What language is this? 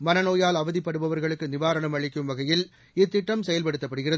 Tamil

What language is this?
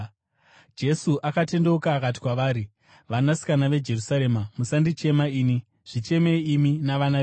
Shona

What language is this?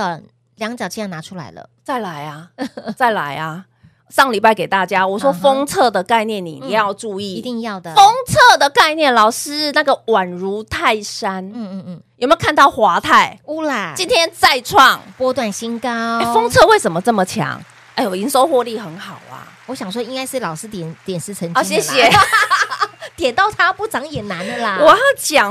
Chinese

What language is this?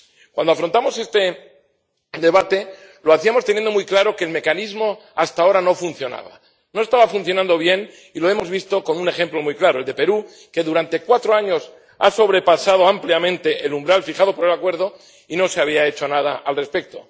Spanish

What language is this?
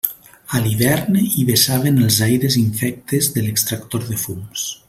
Catalan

